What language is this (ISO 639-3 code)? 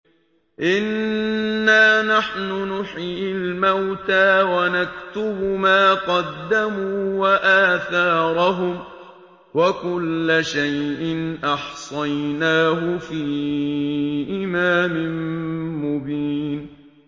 ara